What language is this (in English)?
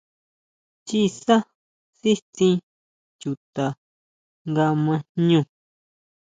Huautla Mazatec